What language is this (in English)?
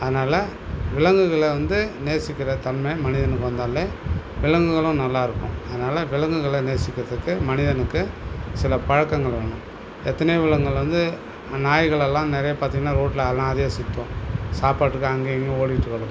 Tamil